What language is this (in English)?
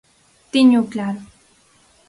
Galician